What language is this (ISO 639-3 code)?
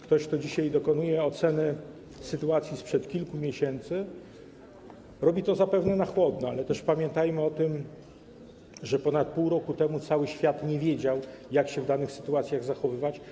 pol